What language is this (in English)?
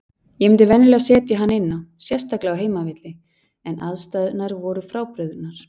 Icelandic